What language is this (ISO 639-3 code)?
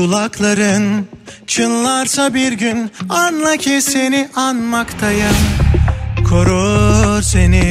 tur